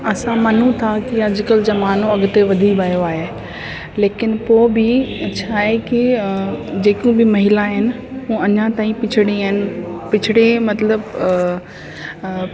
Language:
Sindhi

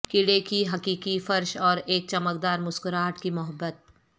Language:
Urdu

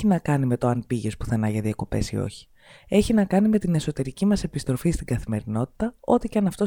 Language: Greek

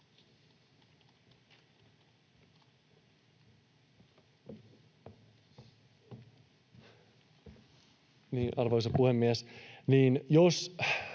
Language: Finnish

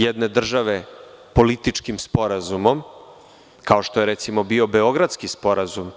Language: Serbian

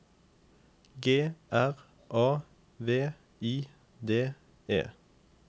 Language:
Norwegian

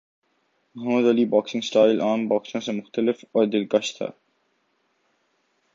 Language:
Urdu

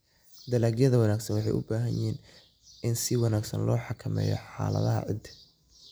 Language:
Somali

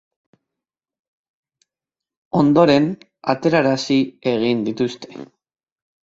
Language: Basque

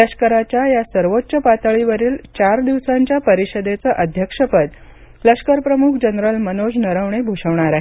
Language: Marathi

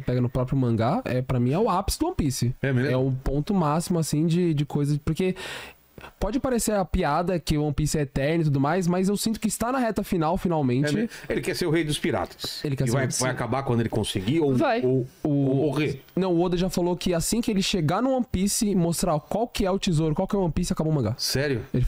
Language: Portuguese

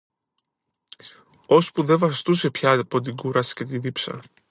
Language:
Greek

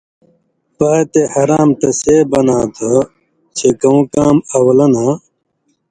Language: Indus Kohistani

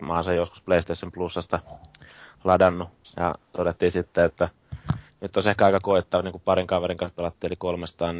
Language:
Finnish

